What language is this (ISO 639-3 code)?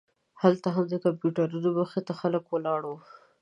pus